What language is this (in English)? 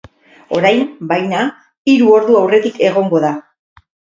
Basque